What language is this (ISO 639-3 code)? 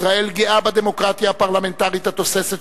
heb